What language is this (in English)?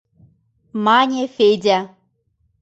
Mari